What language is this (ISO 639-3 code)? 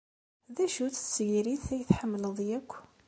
kab